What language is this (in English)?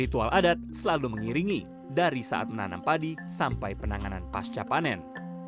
Indonesian